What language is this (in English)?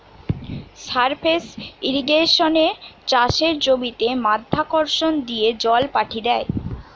Bangla